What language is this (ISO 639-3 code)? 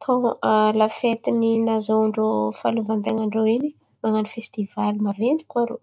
xmv